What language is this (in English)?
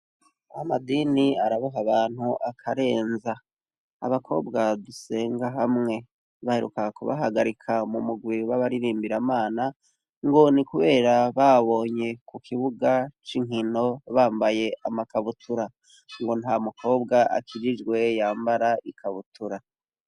Rundi